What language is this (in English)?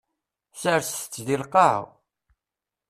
Kabyle